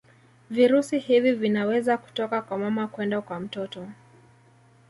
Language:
Swahili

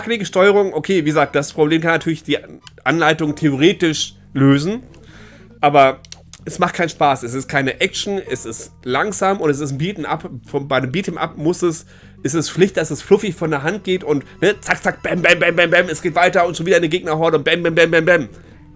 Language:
German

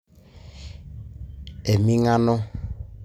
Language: Masai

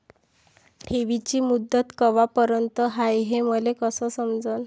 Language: Marathi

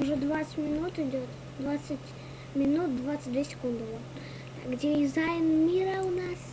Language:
Russian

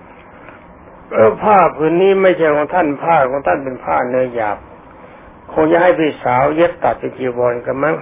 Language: Thai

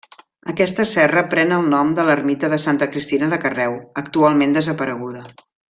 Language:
Catalan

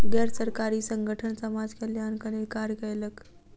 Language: Maithili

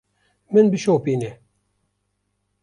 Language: Kurdish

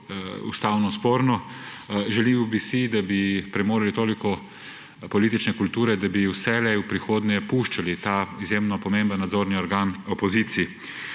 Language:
Slovenian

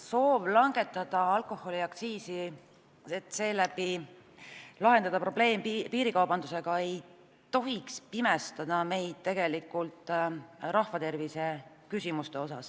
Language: Estonian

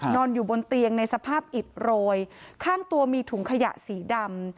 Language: Thai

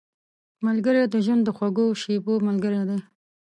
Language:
Pashto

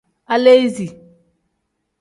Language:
Tem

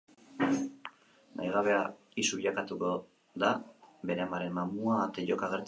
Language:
Basque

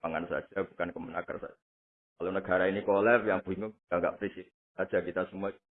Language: Indonesian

